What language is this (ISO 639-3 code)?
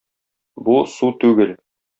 tat